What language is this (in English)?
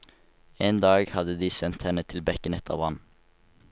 Norwegian